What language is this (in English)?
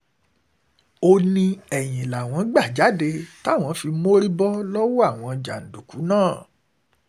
Yoruba